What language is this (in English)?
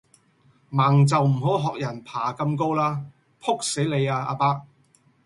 Cantonese